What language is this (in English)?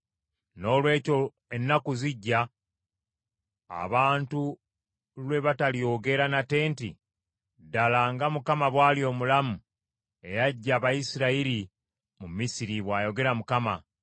Ganda